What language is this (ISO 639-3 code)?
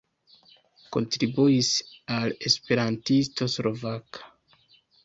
epo